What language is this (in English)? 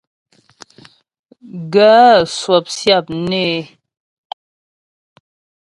Ghomala